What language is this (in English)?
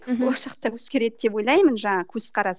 Kazakh